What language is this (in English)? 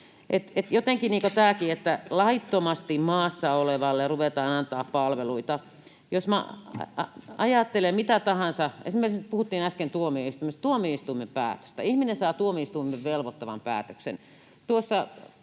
Finnish